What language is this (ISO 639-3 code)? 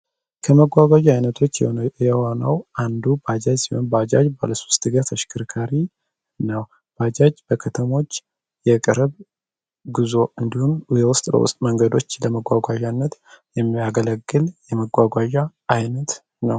amh